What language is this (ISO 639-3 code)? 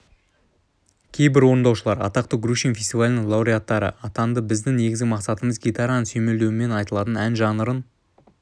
kaz